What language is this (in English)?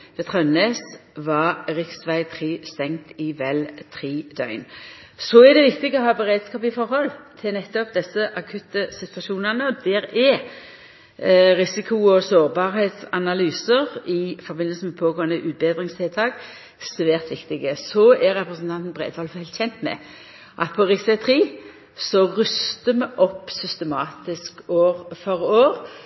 Norwegian Nynorsk